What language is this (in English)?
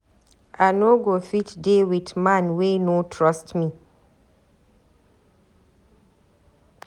Nigerian Pidgin